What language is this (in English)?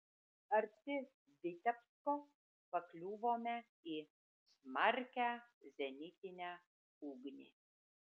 Lithuanian